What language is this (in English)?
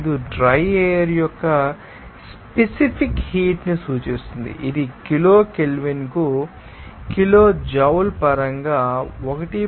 Telugu